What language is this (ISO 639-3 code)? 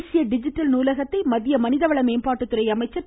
tam